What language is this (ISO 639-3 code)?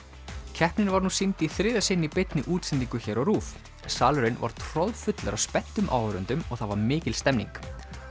isl